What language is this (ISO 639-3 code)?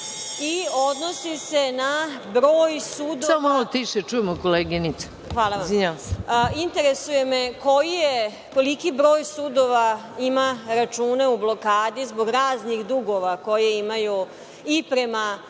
srp